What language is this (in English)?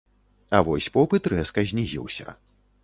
Belarusian